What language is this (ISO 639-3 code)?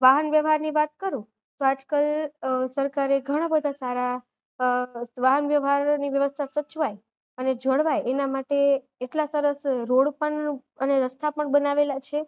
guj